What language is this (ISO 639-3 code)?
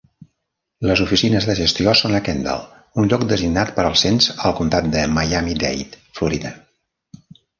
cat